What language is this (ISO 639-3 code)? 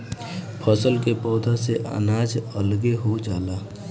bho